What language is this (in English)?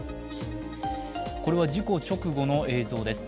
Japanese